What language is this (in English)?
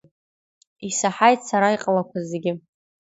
Abkhazian